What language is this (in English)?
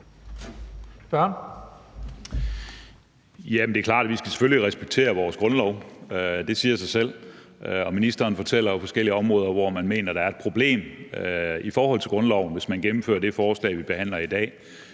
Danish